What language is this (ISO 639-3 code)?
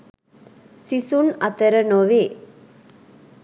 sin